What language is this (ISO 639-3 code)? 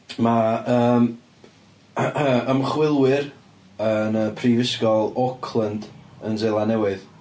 cym